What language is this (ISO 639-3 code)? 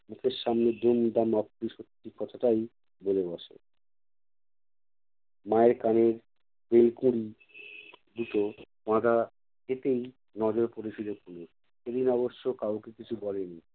ben